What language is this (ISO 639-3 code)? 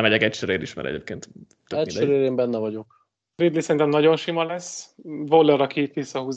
hun